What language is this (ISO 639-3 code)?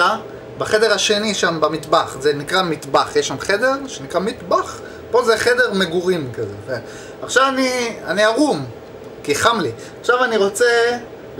heb